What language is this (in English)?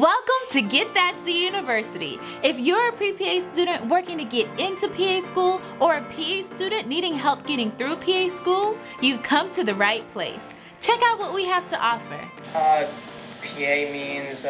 English